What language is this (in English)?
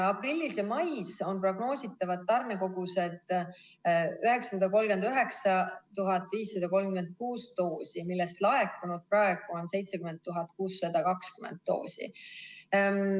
Estonian